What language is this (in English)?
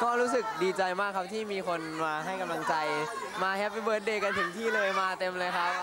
Thai